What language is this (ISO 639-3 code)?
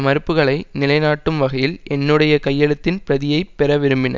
tam